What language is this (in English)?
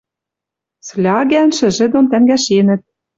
Western Mari